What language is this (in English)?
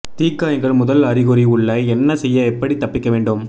Tamil